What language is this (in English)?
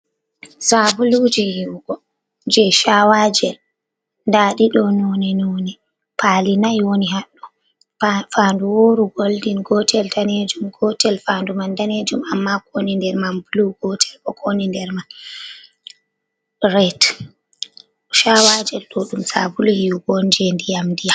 Fula